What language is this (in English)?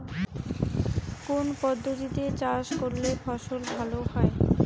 Bangla